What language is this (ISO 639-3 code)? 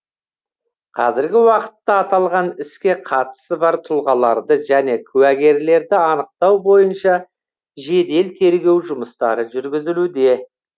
kaz